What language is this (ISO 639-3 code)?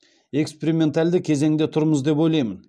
kaz